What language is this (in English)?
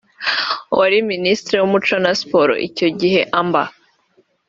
Kinyarwanda